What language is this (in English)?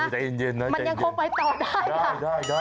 Thai